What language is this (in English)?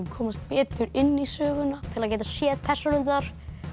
Icelandic